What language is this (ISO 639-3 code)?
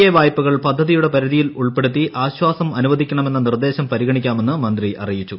mal